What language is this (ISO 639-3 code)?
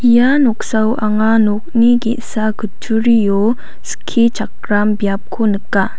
grt